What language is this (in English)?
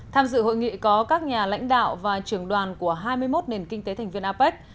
Vietnamese